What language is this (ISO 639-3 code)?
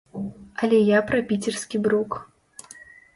bel